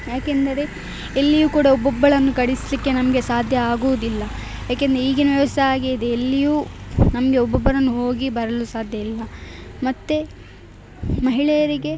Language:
Kannada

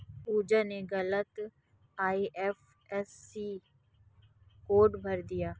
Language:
Hindi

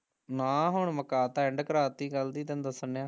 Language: Punjabi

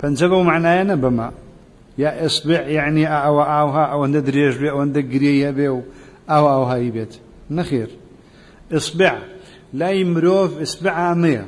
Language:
Arabic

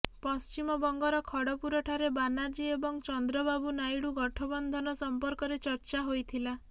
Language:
Odia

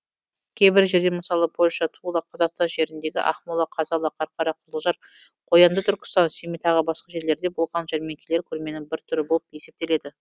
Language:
Kazakh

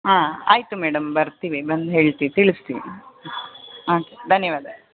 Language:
Kannada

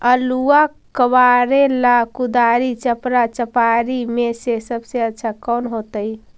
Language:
Magahi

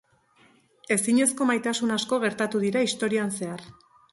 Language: Basque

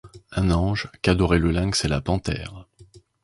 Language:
French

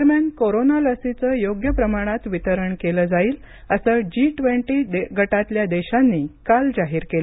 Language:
Marathi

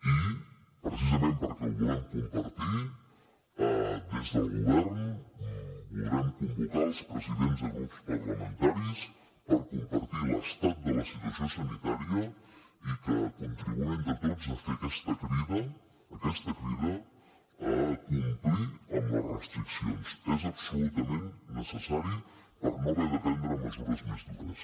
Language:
Catalan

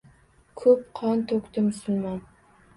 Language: Uzbek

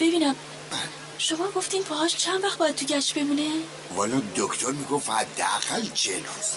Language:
Persian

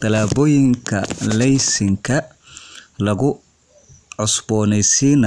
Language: Somali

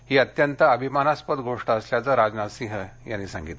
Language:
Marathi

